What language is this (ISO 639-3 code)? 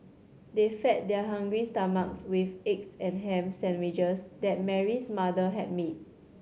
eng